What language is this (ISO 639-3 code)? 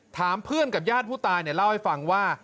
tha